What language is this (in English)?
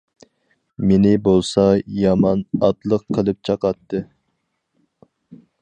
Uyghur